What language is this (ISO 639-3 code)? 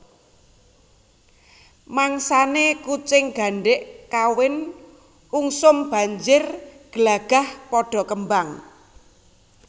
jav